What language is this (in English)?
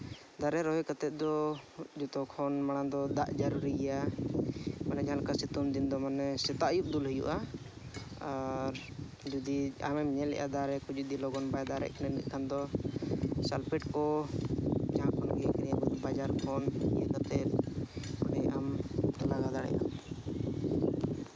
Santali